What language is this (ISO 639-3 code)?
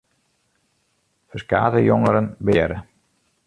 fry